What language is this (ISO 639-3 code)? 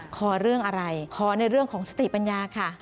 tha